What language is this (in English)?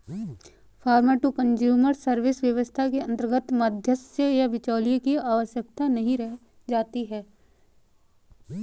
Hindi